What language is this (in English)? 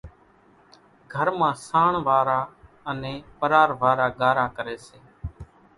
Kachi Koli